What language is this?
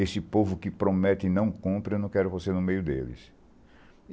Portuguese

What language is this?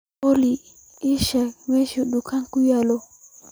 Somali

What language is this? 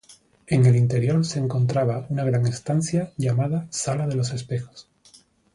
Spanish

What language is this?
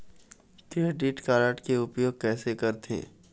Chhattisgarhi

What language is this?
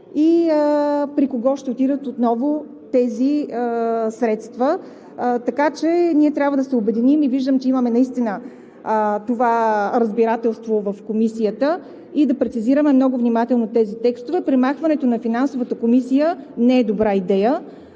Bulgarian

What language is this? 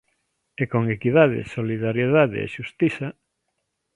Galician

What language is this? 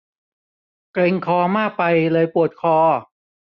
Thai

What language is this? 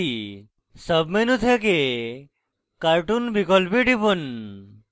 Bangla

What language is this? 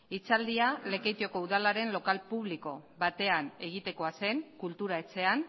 Basque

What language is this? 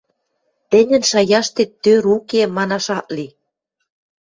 Western Mari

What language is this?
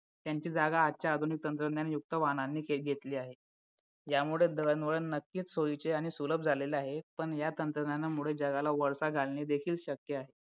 Marathi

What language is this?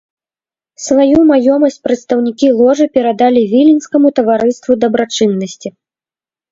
Belarusian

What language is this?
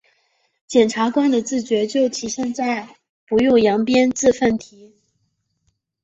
Chinese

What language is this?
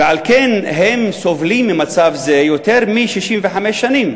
Hebrew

